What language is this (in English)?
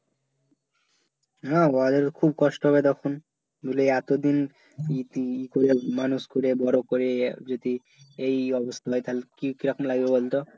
Bangla